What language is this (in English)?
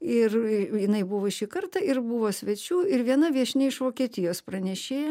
Lithuanian